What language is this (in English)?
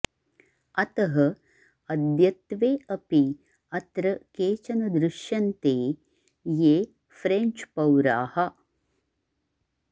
Sanskrit